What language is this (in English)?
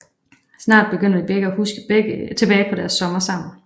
Danish